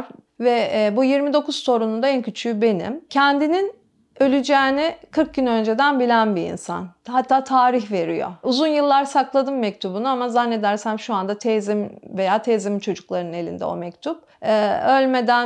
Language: Turkish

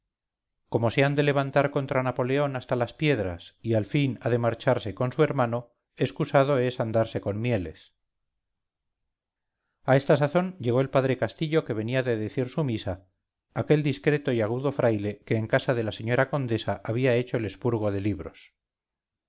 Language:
Spanish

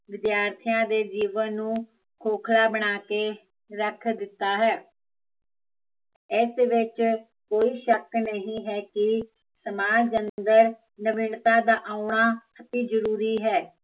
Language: Punjabi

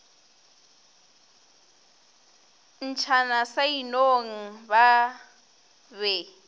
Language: Northern Sotho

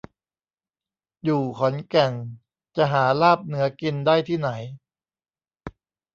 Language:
Thai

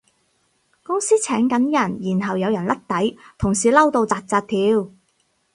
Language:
Cantonese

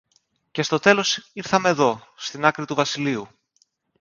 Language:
Greek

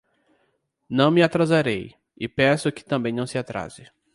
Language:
Portuguese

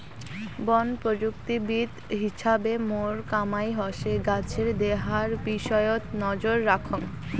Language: Bangla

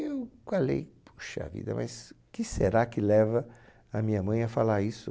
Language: Portuguese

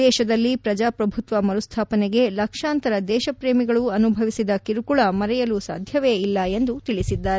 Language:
Kannada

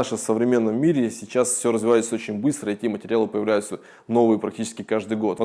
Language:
Russian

